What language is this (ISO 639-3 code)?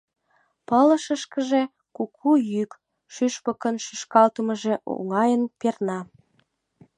chm